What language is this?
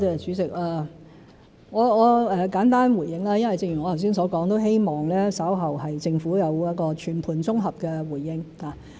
Cantonese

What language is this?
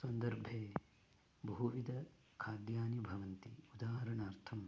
Sanskrit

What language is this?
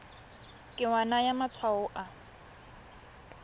Tswana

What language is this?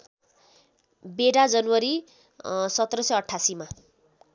Nepali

